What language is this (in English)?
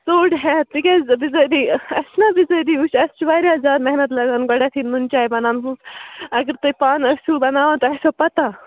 Kashmiri